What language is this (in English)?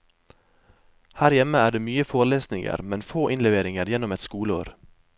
Norwegian